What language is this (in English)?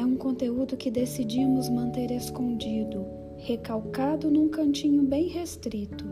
Portuguese